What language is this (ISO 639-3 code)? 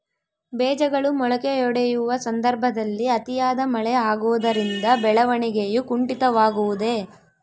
kan